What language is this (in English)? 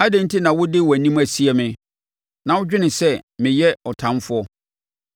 Akan